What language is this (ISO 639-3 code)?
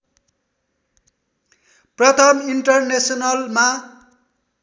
nep